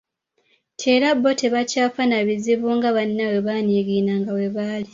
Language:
Ganda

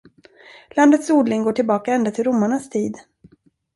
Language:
Swedish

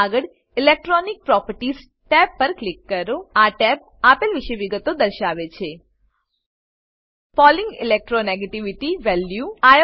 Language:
Gujarati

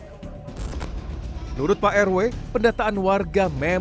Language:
Indonesian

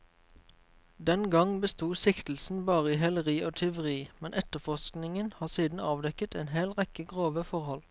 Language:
Norwegian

